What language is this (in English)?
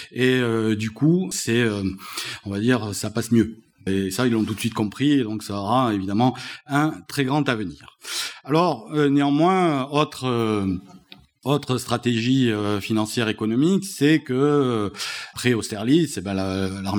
French